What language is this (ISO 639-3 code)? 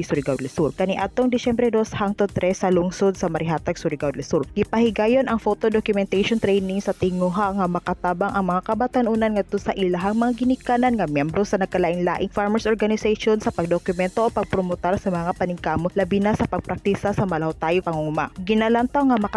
fil